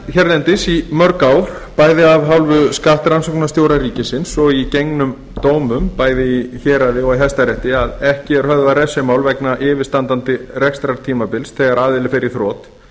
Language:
Icelandic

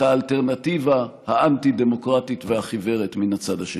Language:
Hebrew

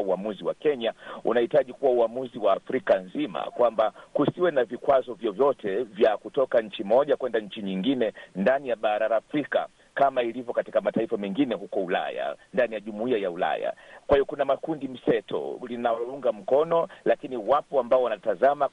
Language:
Swahili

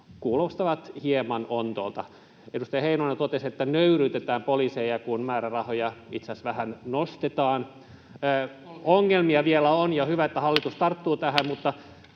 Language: Finnish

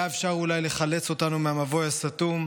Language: Hebrew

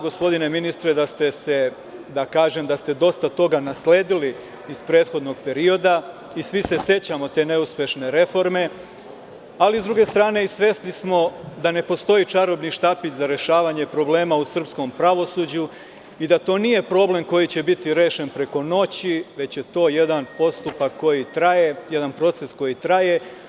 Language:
Serbian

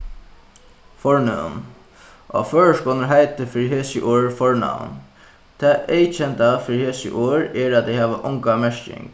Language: Faroese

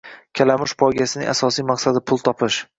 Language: Uzbek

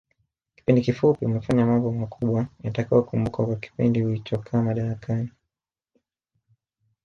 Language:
Swahili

